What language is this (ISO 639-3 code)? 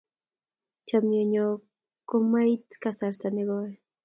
kln